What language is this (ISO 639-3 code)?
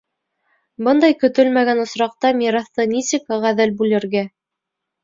bak